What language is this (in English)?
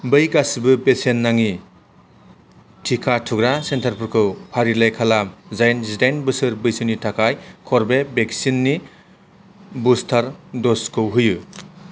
Bodo